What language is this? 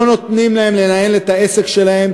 Hebrew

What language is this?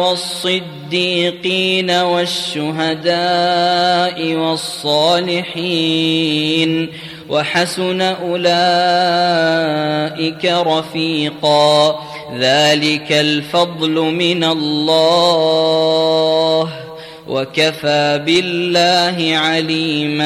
Arabic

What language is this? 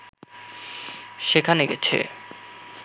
Bangla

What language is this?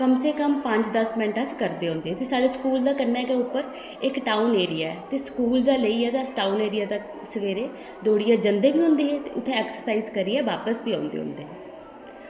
Dogri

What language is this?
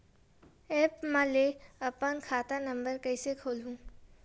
Chhattisgarhi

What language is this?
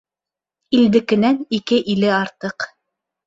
Bashkir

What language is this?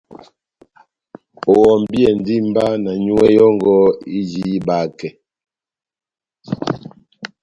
Batanga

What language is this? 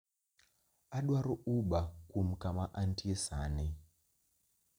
Luo (Kenya and Tanzania)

